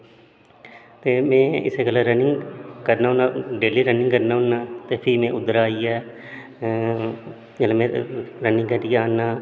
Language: Dogri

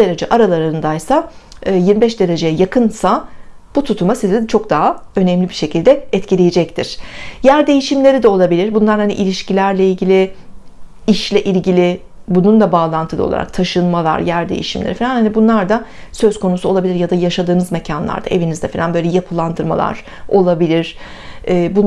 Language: Turkish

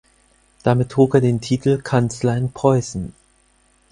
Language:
German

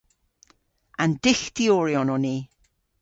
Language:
Cornish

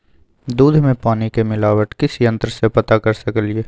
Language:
Maithili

